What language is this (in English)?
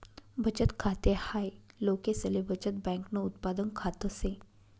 Marathi